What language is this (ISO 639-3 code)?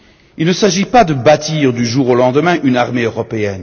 fra